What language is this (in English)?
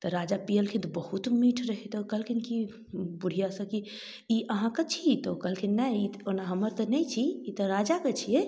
Maithili